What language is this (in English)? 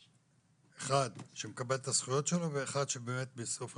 Hebrew